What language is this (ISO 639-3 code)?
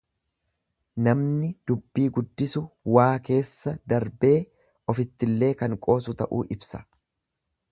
orm